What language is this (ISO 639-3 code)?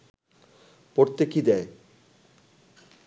ben